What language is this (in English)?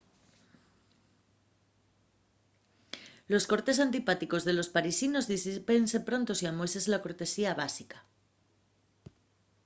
Asturian